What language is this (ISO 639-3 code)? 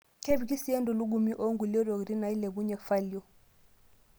mas